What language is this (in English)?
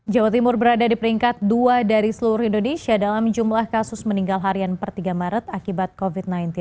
Indonesian